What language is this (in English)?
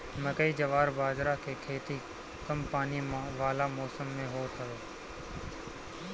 Bhojpuri